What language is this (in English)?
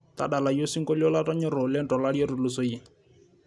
Masai